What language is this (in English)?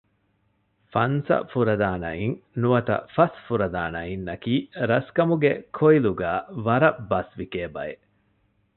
Divehi